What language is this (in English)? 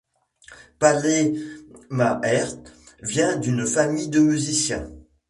French